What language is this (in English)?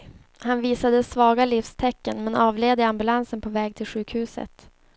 Swedish